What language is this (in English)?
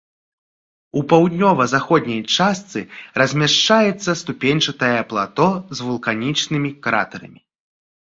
Belarusian